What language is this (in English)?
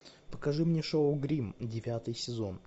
Russian